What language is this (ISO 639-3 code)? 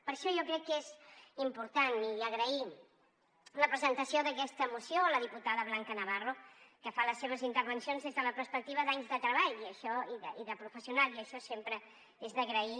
cat